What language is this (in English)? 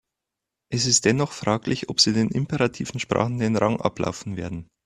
German